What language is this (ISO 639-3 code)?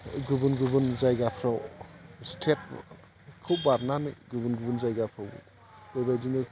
brx